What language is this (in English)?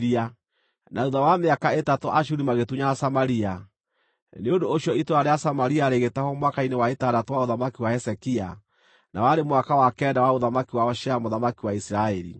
Kikuyu